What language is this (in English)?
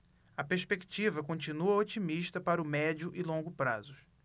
Portuguese